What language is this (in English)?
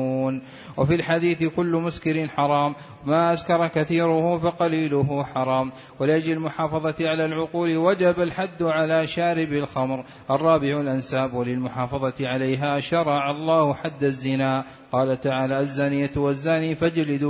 Arabic